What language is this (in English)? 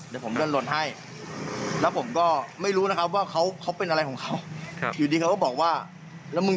Thai